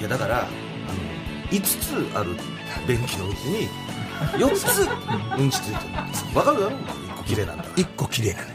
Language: Japanese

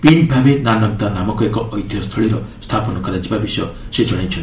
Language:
Odia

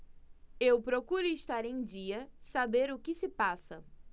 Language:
Portuguese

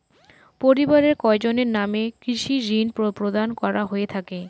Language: Bangla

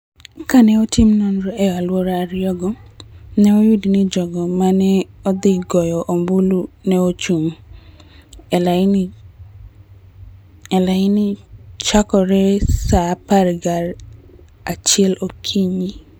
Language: Luo (Kenya and Tanzania)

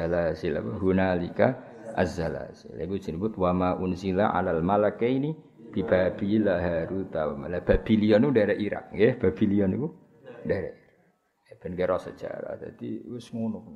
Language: Malay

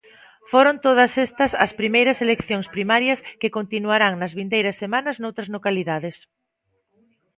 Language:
Galician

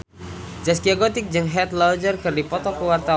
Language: Sundanese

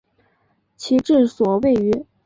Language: Chinese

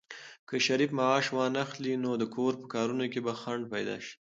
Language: Pashto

